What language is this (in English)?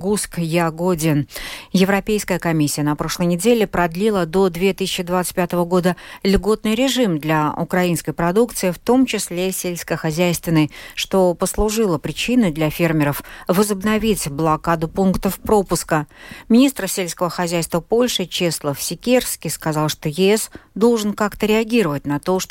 Russian